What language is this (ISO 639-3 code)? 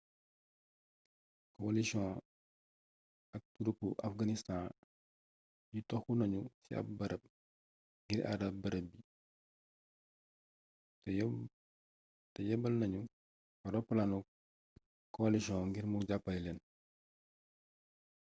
wol